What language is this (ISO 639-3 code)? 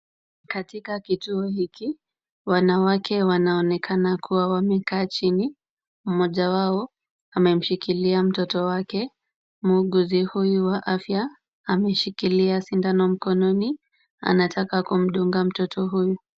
swa